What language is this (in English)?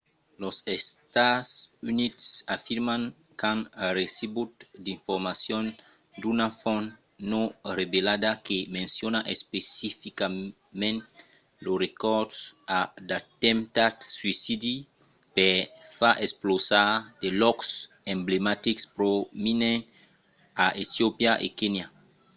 Occitan